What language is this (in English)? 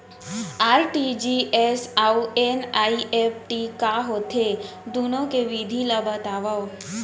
Chhattisgarhi